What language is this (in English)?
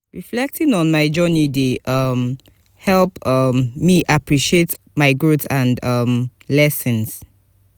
Nigerian Pidgin